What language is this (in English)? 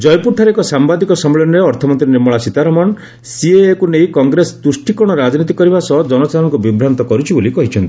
Odia